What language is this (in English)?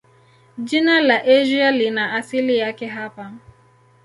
Swahili